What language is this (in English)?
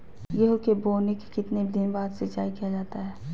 Magahi